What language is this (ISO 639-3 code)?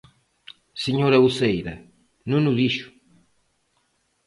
glg